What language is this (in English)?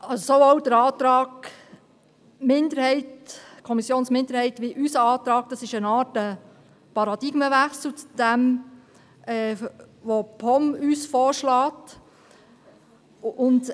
Swiss German